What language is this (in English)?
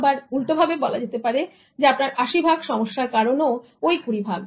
Bangla